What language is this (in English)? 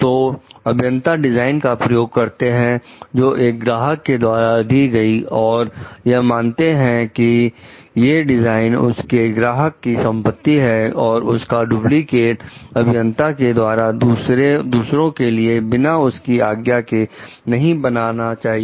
Hindi